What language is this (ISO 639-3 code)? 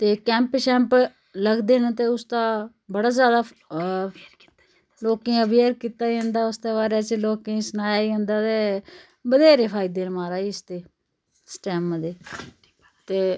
doi